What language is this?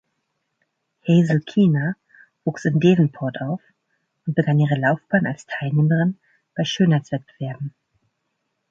German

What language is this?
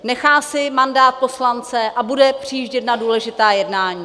Czech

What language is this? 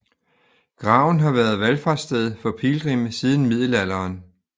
Danish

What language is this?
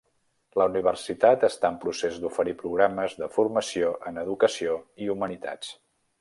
Catalan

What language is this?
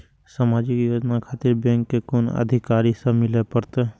Maithili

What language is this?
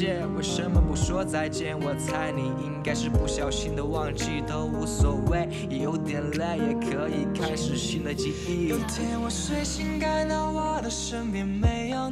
Chinese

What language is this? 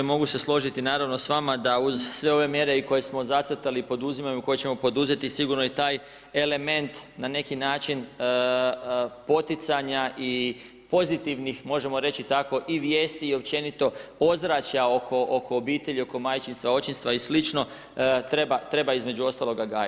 Croatian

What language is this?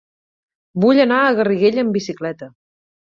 Catalan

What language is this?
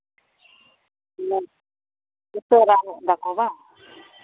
Santali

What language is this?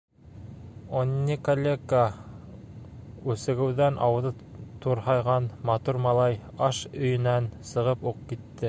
Bashkir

